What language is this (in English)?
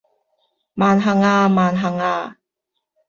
Cantonese